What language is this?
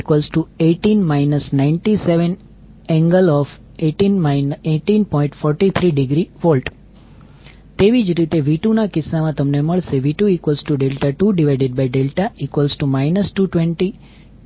Gujarati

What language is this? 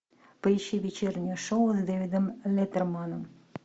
Russian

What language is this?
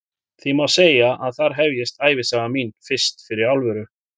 Icelandic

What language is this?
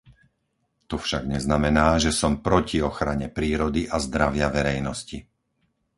Slovak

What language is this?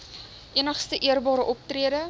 Afrikaans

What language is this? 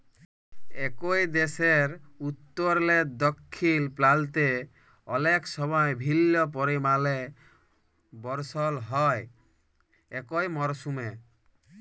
Bangla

